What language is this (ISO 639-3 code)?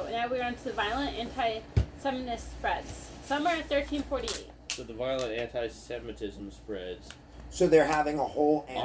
eng